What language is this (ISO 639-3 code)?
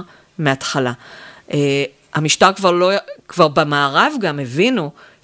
heb